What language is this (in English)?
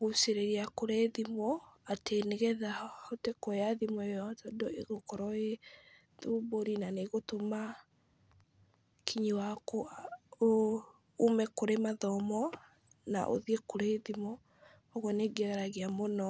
Kikuyu